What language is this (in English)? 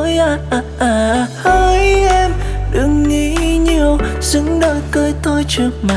Vietnamese